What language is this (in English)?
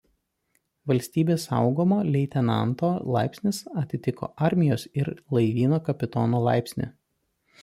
Lithuanian